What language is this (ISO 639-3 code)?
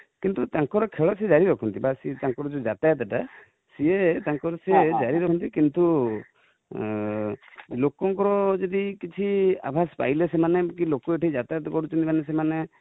ori